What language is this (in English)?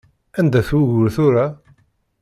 Kabyle